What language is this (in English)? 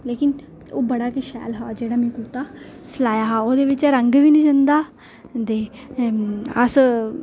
Dogri